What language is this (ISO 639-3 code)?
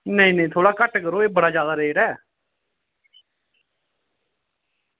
doi